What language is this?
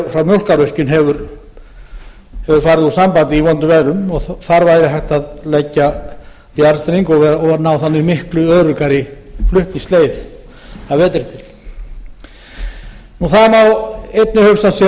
Icelandic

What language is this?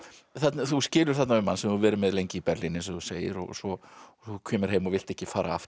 Icelandic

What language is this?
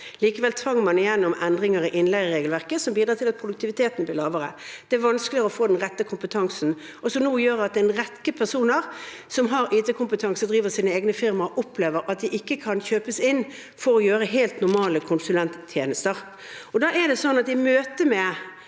Norwegian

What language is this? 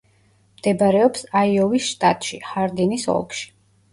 Georgian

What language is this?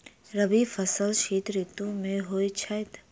Maithili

